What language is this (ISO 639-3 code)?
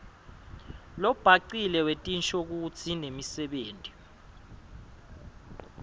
ssw